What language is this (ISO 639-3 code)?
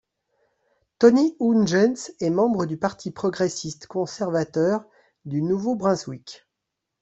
fra